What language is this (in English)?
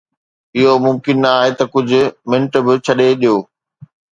Sindhi